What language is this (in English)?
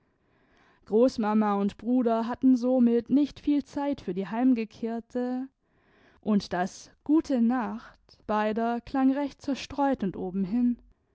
German